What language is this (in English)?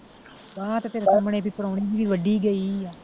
Punjabi